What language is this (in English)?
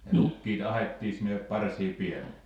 Finnish